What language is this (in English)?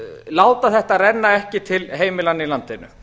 Icelandic